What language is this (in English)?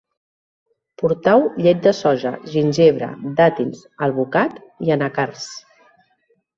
Catalan